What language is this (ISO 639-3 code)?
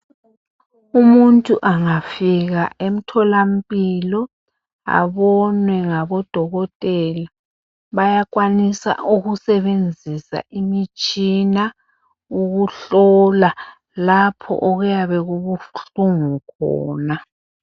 nde